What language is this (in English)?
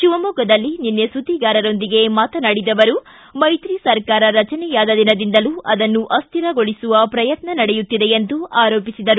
Kannada